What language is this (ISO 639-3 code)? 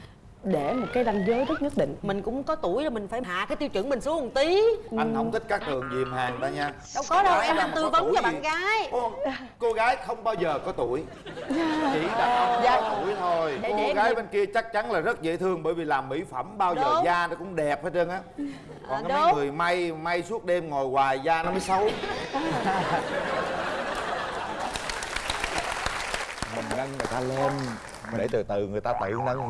vie